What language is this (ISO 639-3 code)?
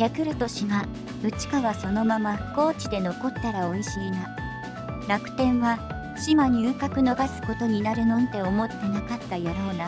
jpn